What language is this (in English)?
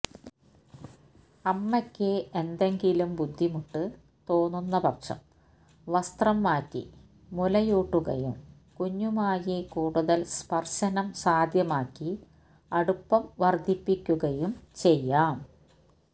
Malayalam